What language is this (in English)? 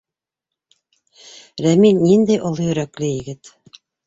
Bashkir